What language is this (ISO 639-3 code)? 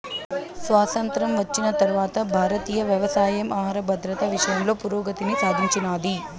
tel